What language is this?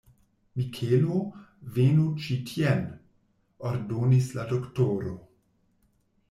Esperanto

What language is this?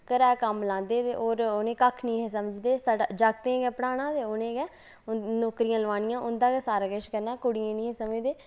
Dogri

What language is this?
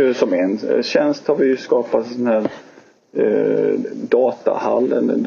Swedish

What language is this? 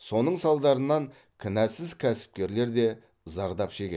Kazakh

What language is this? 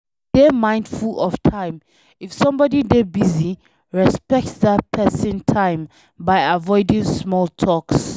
Nigerian Pidgin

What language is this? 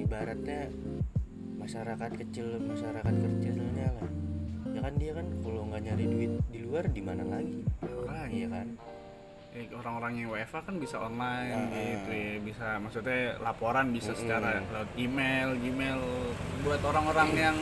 Indonesian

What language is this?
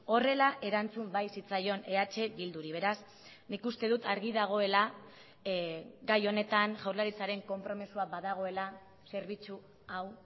Basque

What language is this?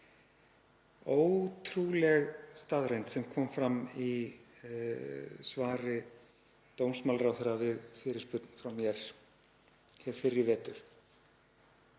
Icelandic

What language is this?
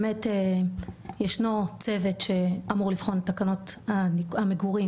Hebrew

